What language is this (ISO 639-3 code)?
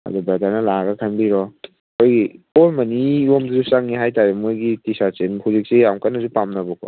mni